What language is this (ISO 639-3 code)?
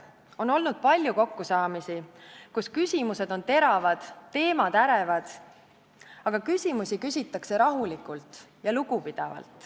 est